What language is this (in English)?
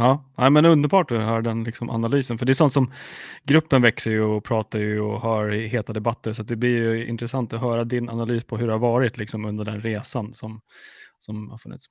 Swedish